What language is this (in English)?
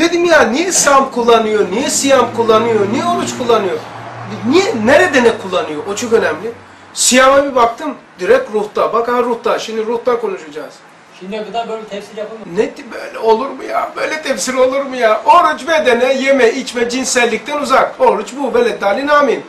Turkish